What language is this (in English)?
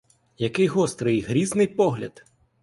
Ukrainian